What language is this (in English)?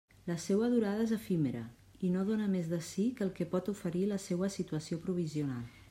Catalan